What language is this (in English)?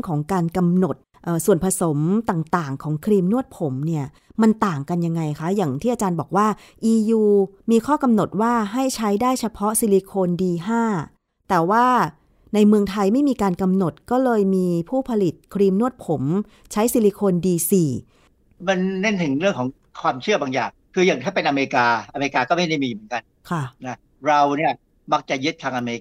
Thai